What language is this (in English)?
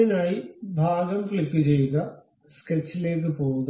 Malayalam